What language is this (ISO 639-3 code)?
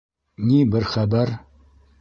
bak